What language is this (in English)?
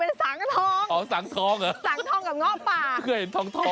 Thai